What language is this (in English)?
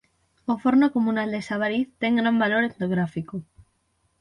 Galician